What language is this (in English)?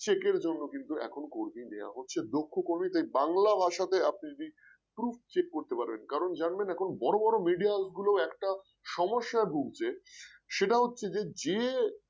Bangla